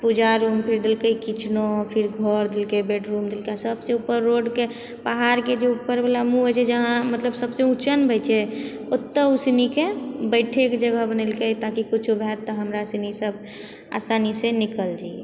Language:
Maithili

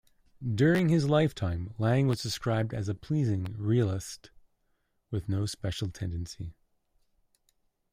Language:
English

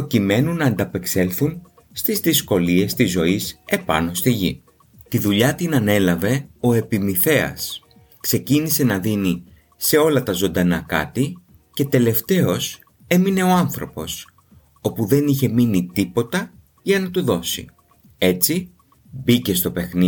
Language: Greek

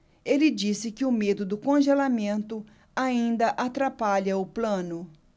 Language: Portuguese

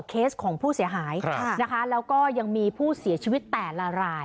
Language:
Thai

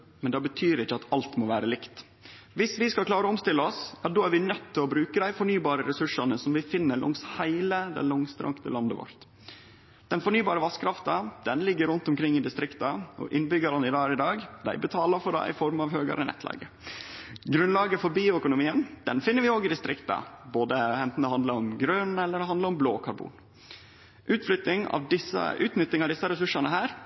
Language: Norwegian Nynorsk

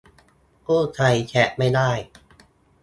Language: Thai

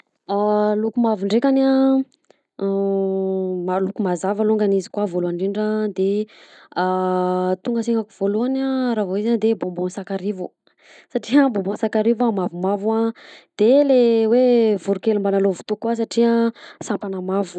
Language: Southern Betsimisaraka Malagasy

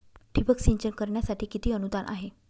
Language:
Marathi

